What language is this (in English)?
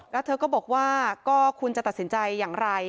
Thai